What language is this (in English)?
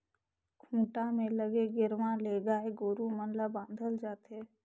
Chhattisgarhi